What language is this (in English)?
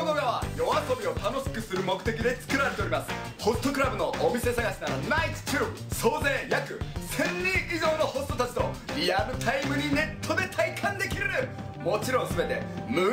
Japanese